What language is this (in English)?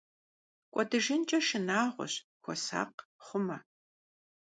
Kabardian